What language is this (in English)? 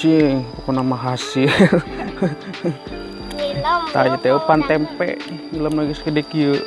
Indonesian